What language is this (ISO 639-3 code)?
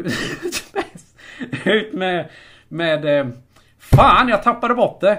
swe